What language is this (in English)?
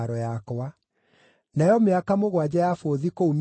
Kikuyu